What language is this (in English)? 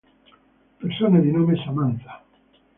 Italian